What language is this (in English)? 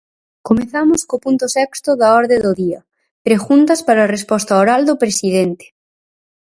Galician